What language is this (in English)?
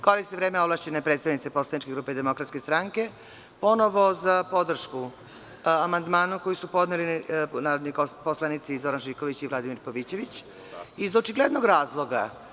Serbian